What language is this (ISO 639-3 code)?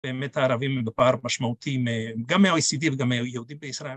heb